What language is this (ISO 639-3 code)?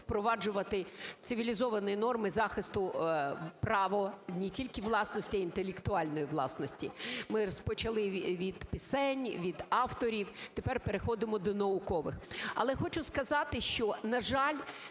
ukr